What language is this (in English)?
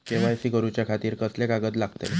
Marathi